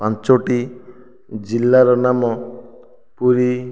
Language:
Odia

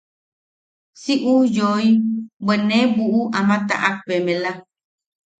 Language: Yaqui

